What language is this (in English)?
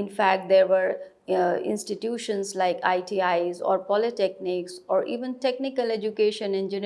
English